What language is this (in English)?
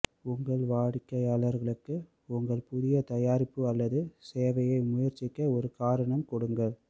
Tamil